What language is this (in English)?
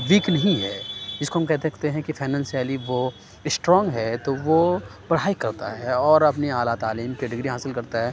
Urdu